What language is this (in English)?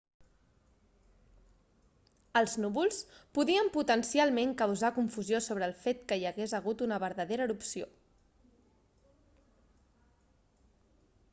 Catalan